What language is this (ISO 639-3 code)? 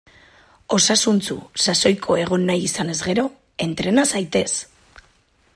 eus